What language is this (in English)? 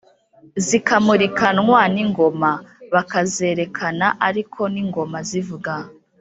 Kinyarwanda